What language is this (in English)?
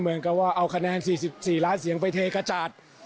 Thai